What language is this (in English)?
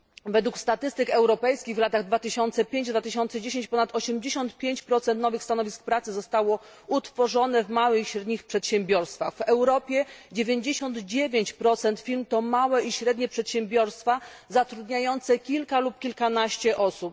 Polish